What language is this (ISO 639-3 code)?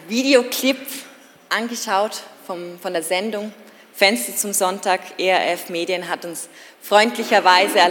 deu